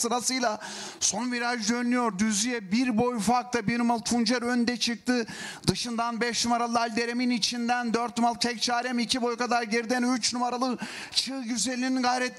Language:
Turkish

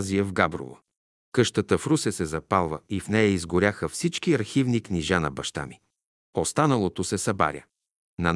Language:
Bulgarian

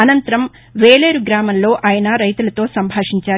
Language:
Telugu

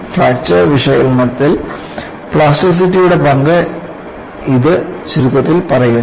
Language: Malayalam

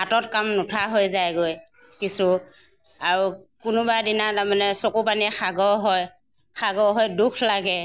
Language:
Assamese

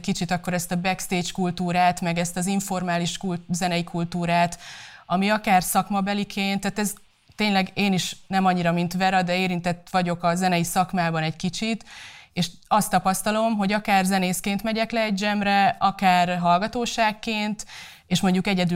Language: Hungarian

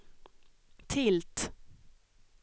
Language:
Swedish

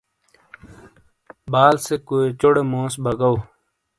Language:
Shina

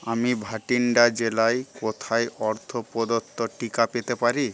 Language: Bangla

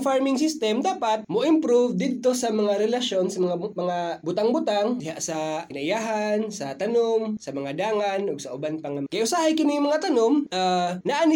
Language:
Filipino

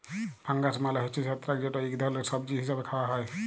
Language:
Bangla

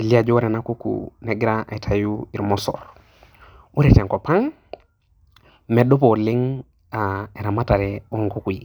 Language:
Masai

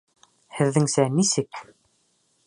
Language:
Bashkir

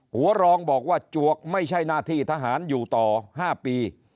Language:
Thai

